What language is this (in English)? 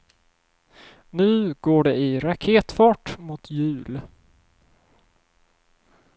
Swedish